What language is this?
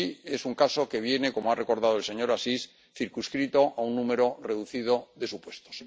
Spanish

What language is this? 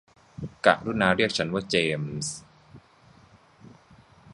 Thai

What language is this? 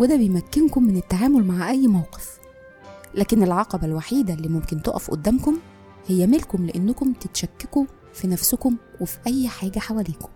Arabic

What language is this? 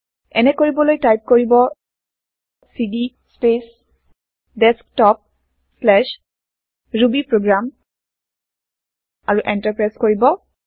Assamese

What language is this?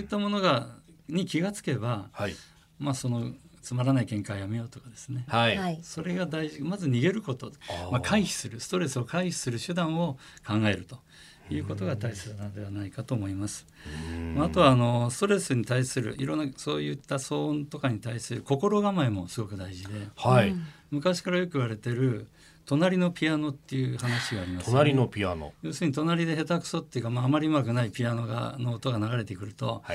Japanese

